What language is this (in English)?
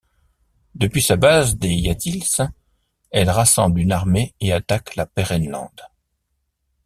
French